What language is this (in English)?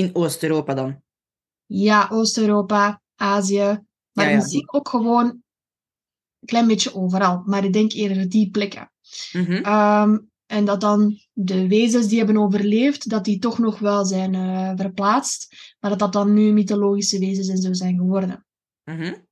Dutch